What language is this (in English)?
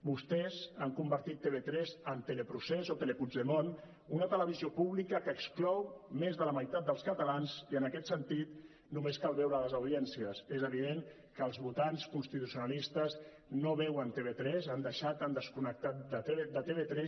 Catalan